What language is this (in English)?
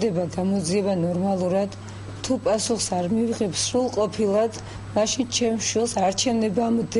Turkish